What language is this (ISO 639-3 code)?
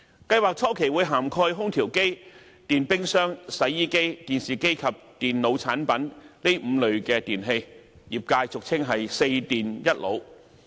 yue